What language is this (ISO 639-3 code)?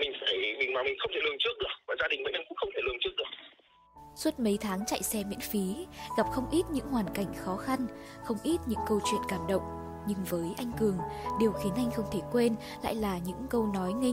vie